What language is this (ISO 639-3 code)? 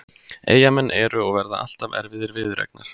isl